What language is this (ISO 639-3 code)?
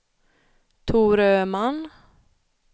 swe